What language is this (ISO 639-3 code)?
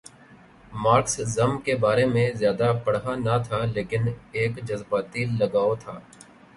urd